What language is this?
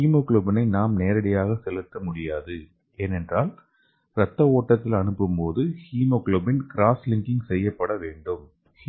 Tamil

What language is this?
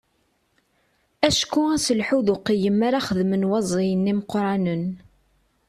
Kabyle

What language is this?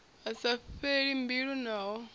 Venda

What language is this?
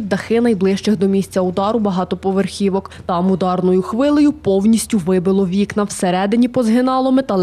Ukrainian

